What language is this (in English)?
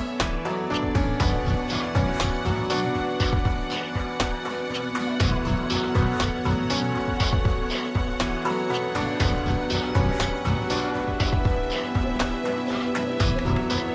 Indonesian